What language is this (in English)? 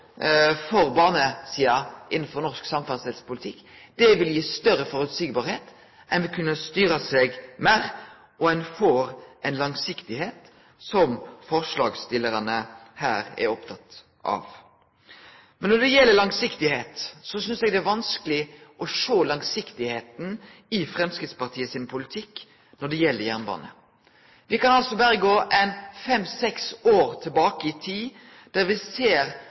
Norwegian Nynorsk